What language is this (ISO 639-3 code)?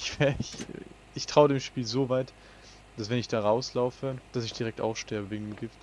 deu